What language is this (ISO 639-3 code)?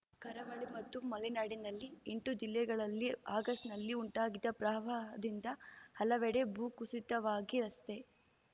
kan